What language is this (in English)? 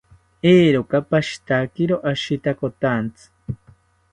South Ucayali Ashéninka